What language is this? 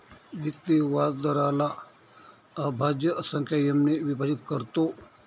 Marathi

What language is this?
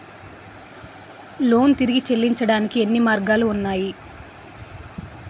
Telugu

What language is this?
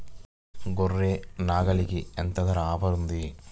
Telugu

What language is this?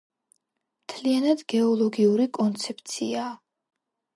Georgian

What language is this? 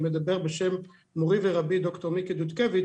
Hebrew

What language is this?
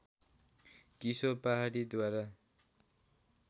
Nepali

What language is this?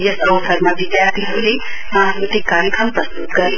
Nepali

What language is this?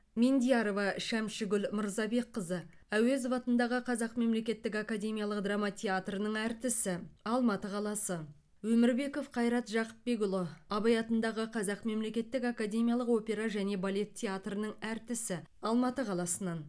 Kazakh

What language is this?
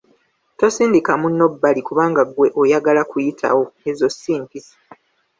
Ganda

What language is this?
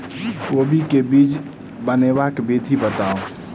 Maithili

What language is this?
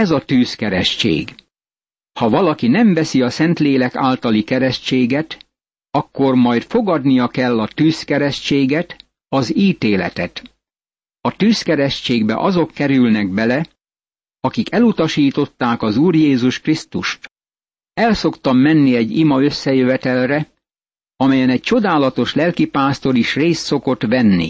Hungarian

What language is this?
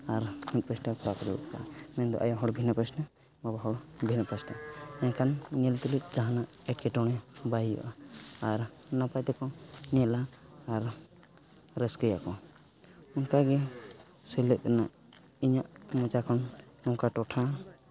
Santali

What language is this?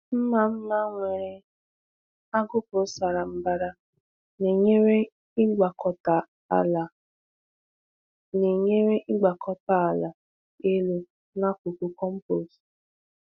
Igbo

